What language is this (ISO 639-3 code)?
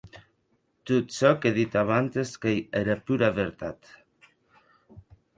oci